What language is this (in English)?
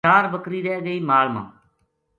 Gujari